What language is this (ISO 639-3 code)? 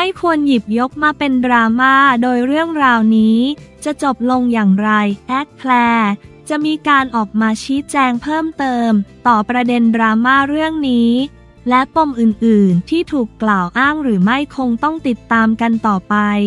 tha